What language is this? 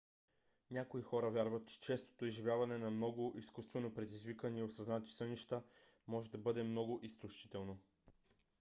Bulgarian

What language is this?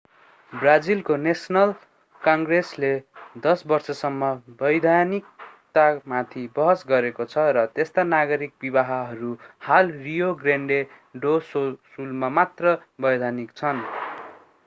Nepali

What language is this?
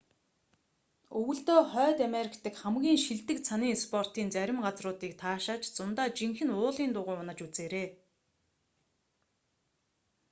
Mongolian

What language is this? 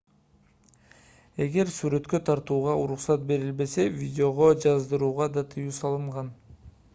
Kyrgyz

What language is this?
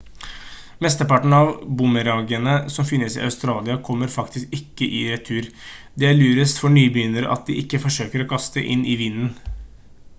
Norwegian Bokmål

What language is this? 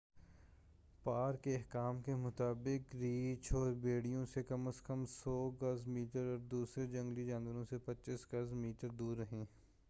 Urdu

